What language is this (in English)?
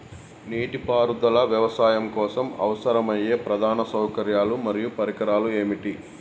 Telugu